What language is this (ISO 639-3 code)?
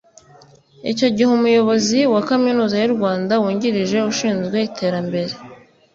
kin